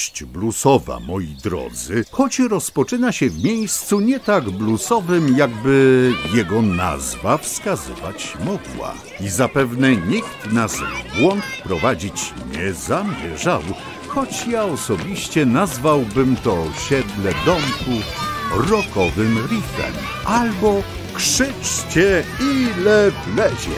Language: Polish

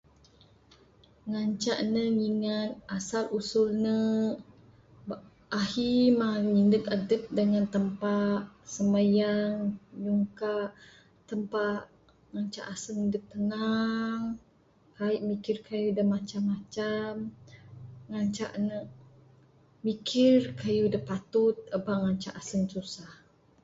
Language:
Bukar-Sadung Bidayuh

